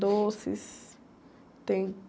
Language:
Portuguese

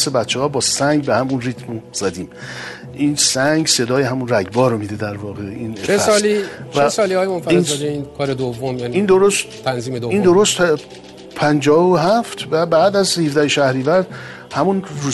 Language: Persian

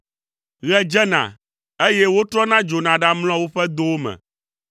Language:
Ewe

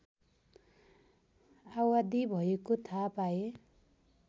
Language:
Nepali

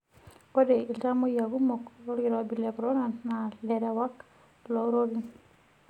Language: Masai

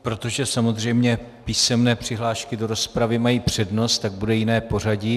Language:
Czech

